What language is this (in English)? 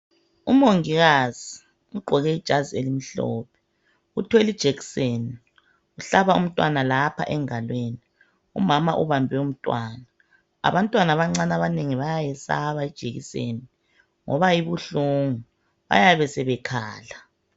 North Ndebele